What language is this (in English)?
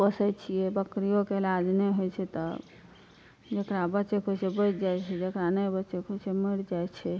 Maithili